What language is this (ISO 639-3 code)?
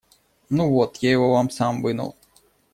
rus